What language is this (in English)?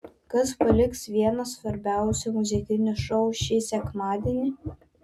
Lithuanian